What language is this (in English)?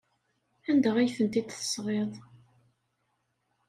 Kabyle